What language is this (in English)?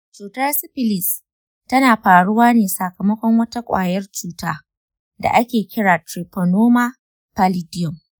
Hausa